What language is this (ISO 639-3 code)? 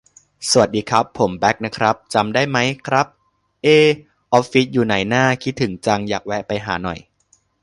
tha